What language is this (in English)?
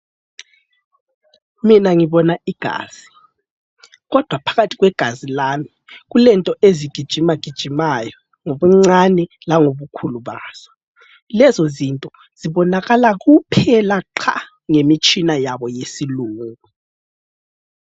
North Ndebele